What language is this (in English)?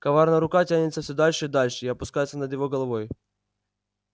Russian